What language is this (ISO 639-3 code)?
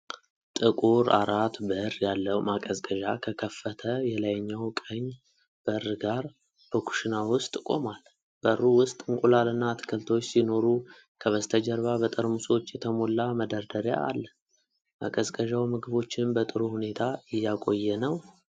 amh